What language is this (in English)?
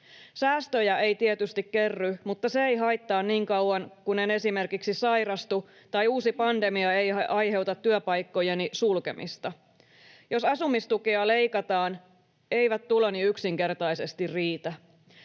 Finnish